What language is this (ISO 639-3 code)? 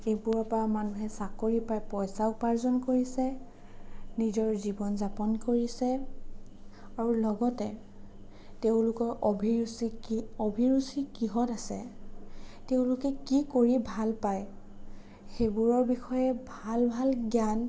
asm